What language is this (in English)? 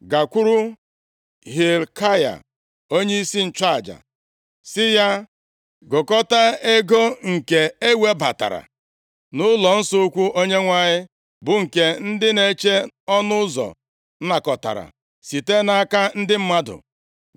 Igbo